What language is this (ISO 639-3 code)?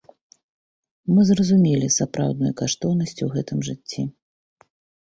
bel